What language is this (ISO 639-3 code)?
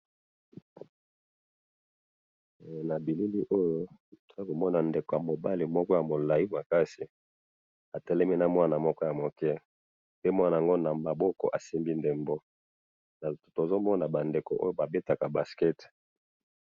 lin